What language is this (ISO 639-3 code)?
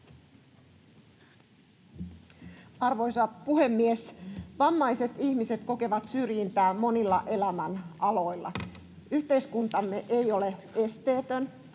fin